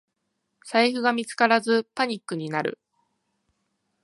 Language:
Japanese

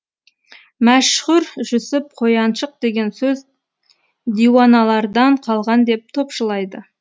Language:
Kazakh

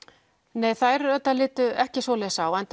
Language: Icelandic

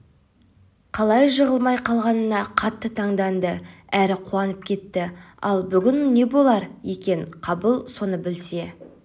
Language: Kazakh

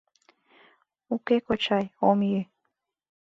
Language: Mari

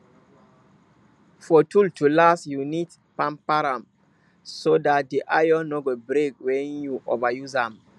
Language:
Nigerian Pidgin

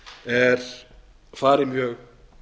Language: Icelandic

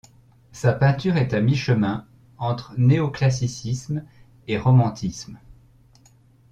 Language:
French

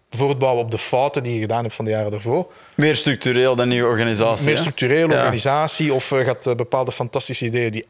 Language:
Dutch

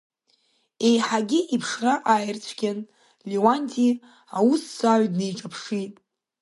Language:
Abkhazian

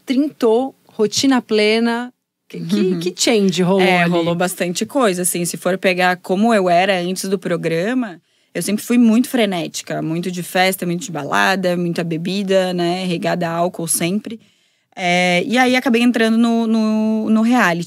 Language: Portuguese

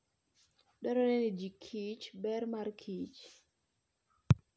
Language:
Luo (Kenya and Tanzania)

